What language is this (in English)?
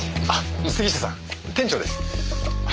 Japanese